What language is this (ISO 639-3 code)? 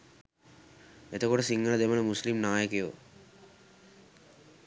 sin